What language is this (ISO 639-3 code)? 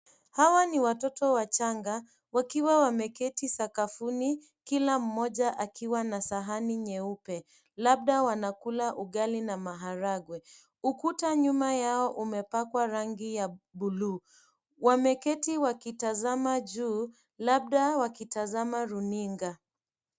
swa